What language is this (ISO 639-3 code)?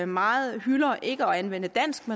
dan